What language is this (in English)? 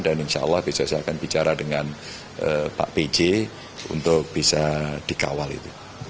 Indonesian